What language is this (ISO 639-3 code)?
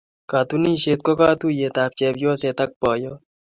kln